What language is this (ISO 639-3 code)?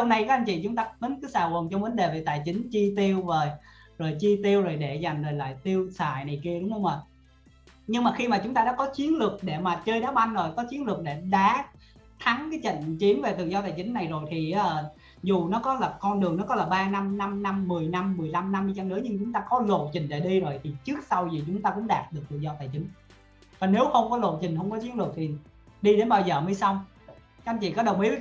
vie